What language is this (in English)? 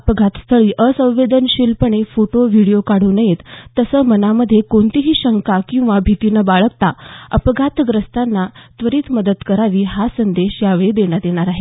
Marathi